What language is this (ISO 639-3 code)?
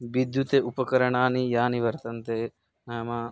san